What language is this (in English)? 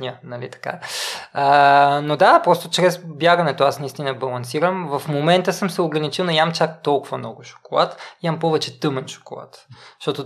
Bulgarian